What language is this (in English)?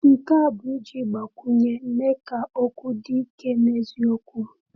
Igbo